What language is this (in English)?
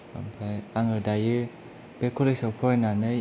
Bodo